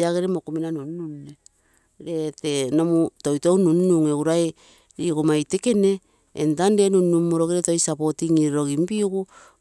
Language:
Terei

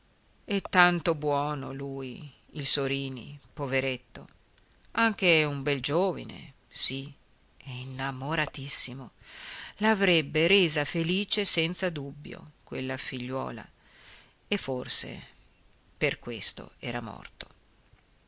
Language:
Italian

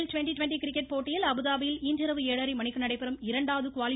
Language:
Tamil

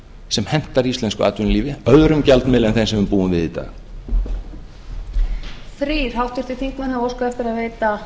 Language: Icelandic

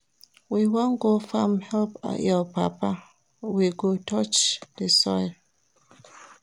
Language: Nigerian Pidgin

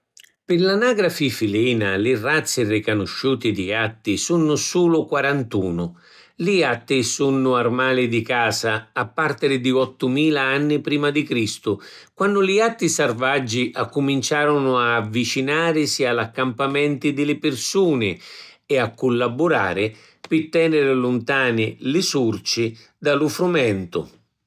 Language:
Sicilian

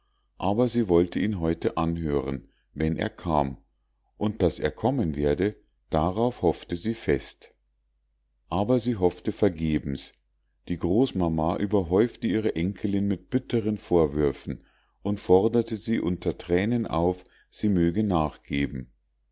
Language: German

